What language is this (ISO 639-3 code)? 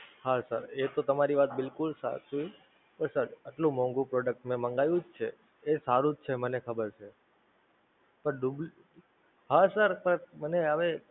guj